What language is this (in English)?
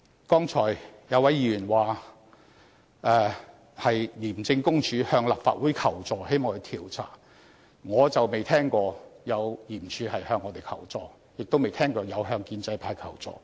Cantonese